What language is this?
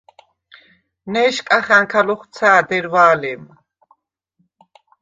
Svan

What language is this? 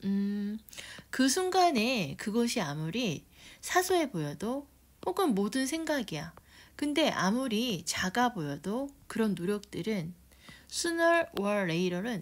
Korean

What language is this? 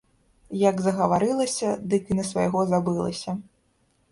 Belarusian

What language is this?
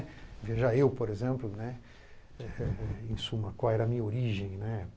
Portuguese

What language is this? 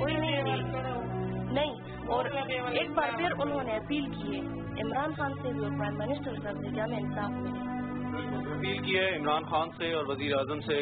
Hindi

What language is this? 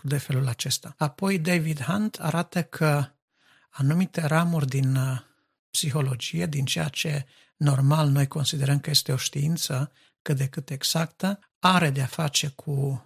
Romanian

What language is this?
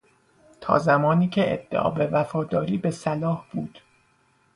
Persian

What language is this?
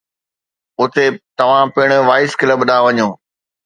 Sindhi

